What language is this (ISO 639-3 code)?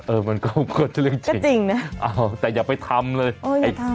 tha